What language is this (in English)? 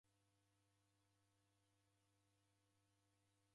Taita